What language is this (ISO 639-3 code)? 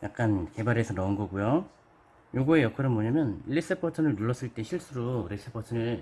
kor